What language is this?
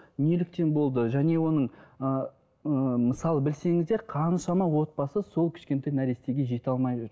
Kazakh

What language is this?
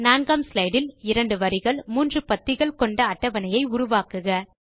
Tamil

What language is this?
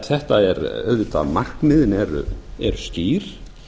Icelandic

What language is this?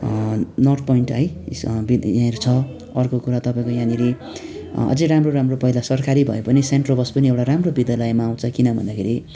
Nepali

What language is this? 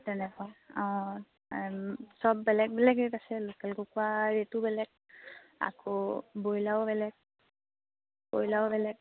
Assamese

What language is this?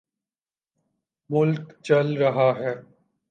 Urdu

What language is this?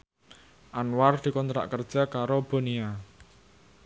Javanese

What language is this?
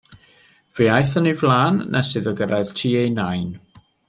Welsh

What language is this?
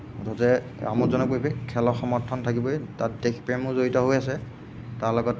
Assamese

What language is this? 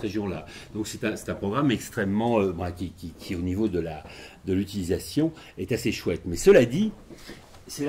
French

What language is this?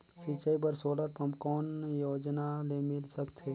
Chhattisgarhi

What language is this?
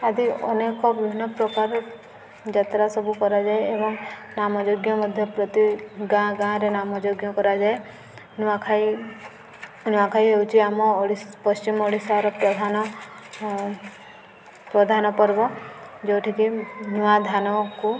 Odia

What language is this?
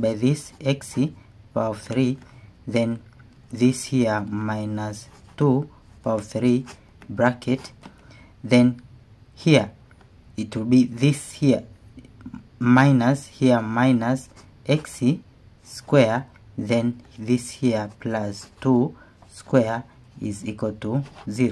English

